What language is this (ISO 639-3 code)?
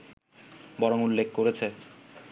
ben